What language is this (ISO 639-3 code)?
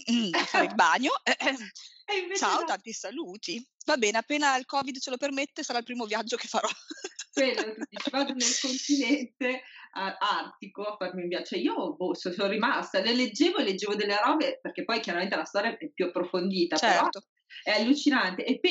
ita